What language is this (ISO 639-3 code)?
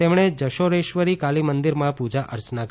guj